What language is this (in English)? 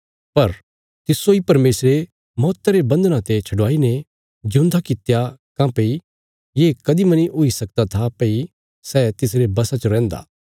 Bilaspuri